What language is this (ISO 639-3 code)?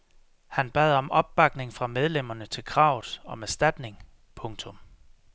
dan